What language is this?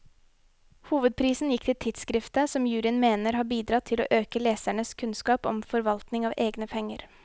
Norwegian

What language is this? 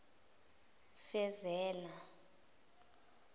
Zulu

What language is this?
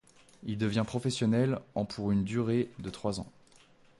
French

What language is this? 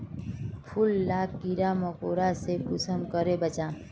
Magahi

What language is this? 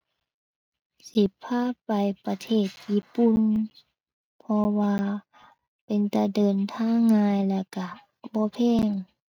Thai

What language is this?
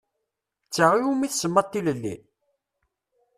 Kabyle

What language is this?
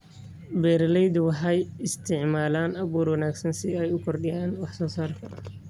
Somali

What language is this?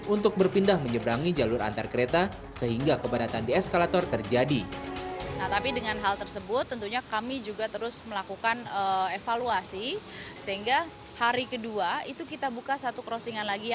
Indonesian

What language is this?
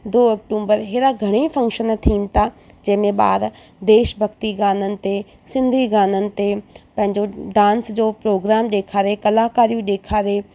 Sindhi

